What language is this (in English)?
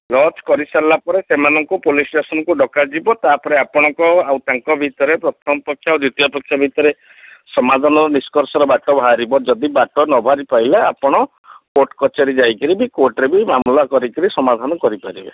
Odia